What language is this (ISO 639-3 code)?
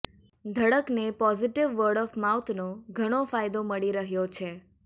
guj